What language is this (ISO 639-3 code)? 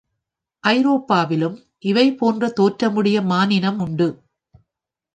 tam